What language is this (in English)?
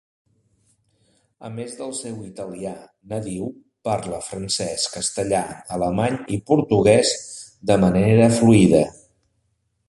Catalan